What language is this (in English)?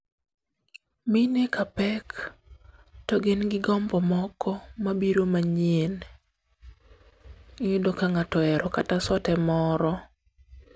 Luo (Kenya and Tanzania)